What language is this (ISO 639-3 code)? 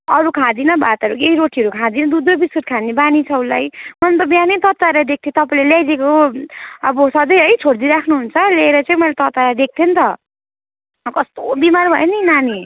nep